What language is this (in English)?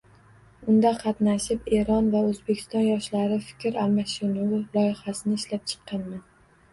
Uzbek